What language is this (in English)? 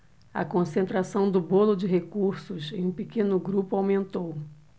Portuguese